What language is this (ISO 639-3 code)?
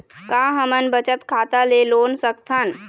hne